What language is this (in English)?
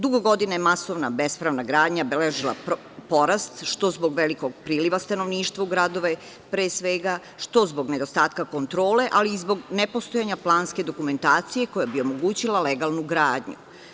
Serbian